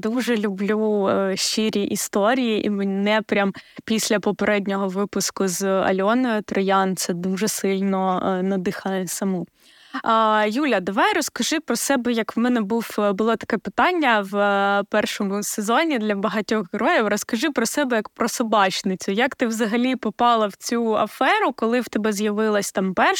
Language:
Ukrainian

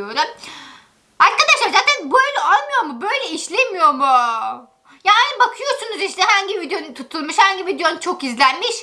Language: Turkish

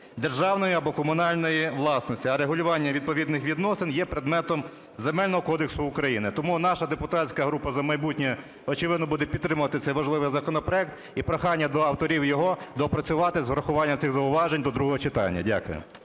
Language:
Ukrainian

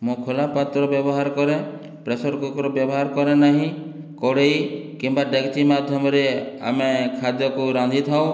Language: Odia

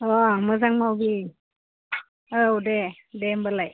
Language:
Bodo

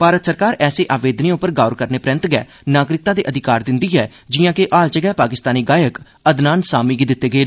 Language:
Dogri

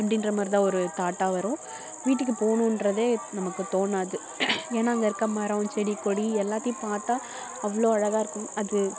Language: Tamil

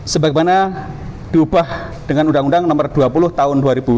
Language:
Indonesian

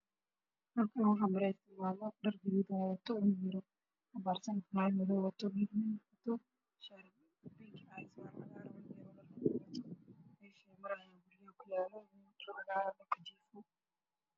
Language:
Somali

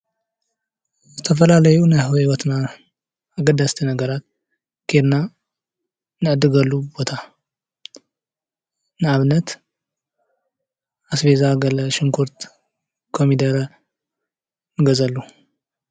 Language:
Tigrinya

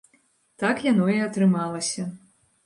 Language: Belarusian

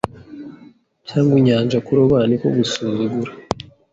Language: Kinyarwanda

